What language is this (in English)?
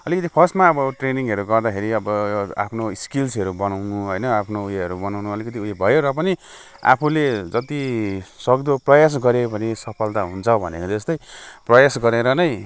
Nepali